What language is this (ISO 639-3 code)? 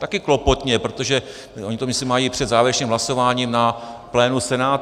ces